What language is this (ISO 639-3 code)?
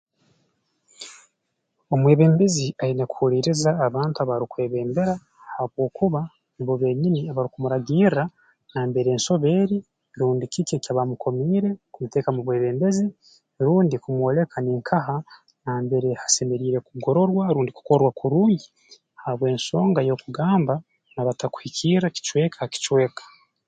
ttj